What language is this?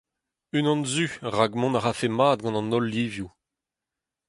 Breton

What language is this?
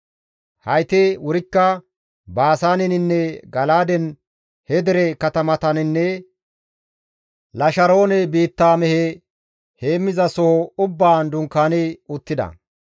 Gamo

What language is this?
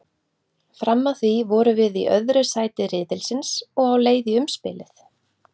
Icelandic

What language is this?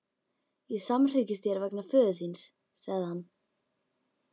Icelandic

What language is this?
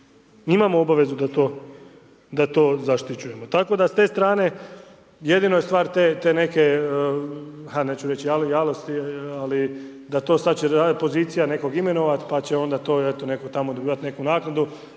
Croatian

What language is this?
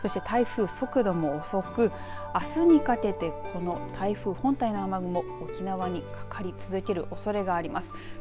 Japanese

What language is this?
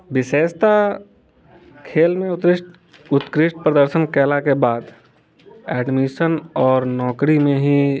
Maithili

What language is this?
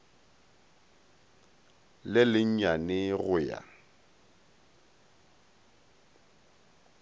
Northern Sotho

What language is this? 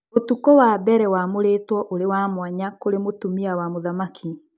Kikuyu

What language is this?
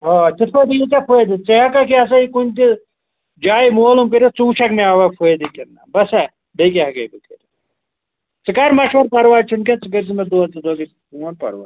Kashmiri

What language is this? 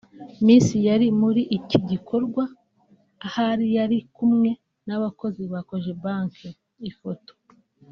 Kinyarwanda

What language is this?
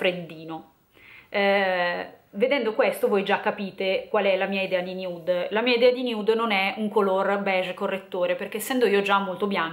Italian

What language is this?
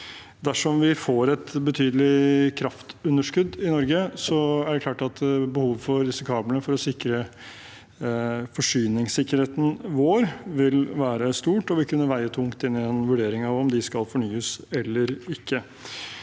Norwegian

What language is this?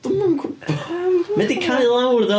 Welsh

